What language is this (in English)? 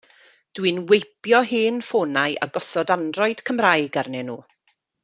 Welsh